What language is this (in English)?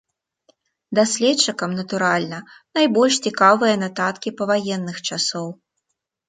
Belarusian